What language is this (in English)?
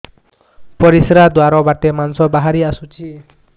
Odia